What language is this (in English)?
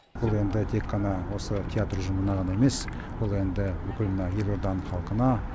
Kazakh